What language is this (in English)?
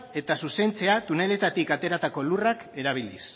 Basque